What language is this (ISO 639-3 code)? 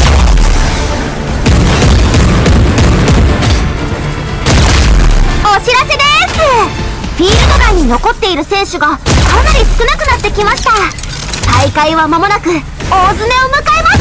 jpn